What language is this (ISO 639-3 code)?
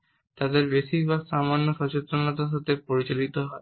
ben